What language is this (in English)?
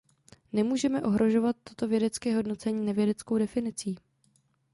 Czech